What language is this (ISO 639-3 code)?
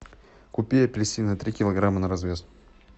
rus